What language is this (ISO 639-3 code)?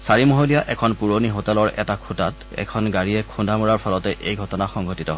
asm